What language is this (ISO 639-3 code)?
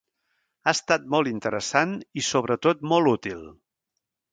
cat